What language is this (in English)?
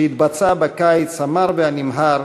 Hebrew